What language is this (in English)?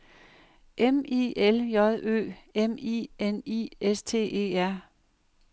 Danish